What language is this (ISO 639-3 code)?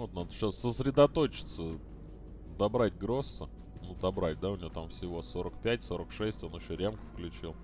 rus